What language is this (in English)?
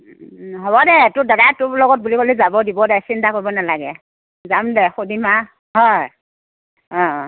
Assamese